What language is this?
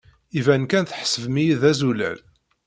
Kabyle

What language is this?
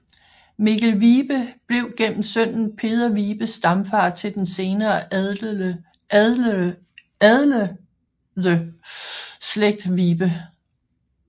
Danish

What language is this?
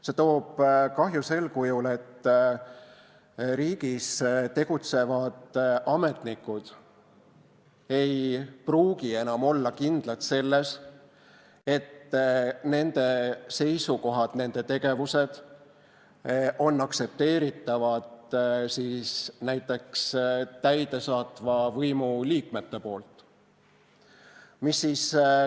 Estonian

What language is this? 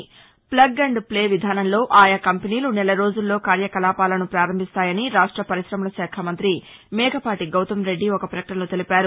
Telugu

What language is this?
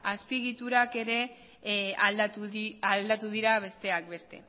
Basque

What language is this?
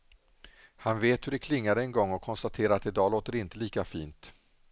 Swedish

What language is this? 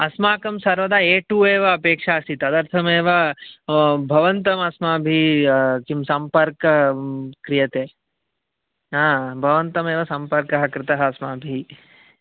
Sanskrit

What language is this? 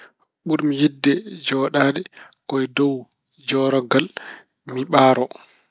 Fula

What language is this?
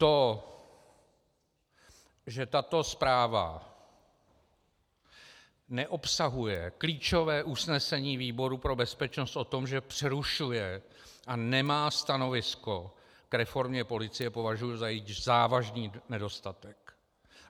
Czech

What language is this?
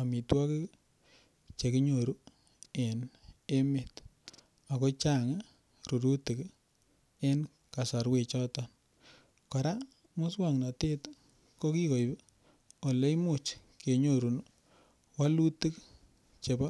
Kalenjin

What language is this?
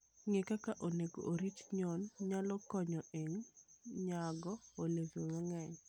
Luo (Kenya and Tanzania)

